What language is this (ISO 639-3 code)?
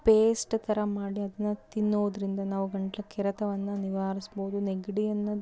kan